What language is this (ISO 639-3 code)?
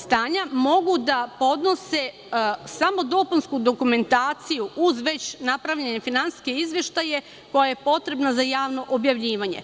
srp